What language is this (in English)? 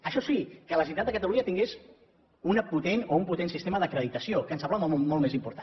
Catalan